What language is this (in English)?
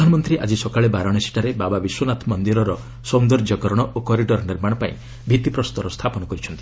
Odia